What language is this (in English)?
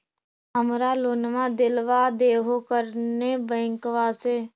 Magahi